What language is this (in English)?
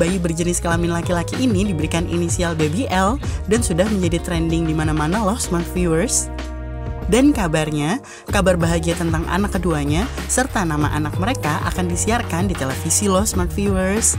Indonesian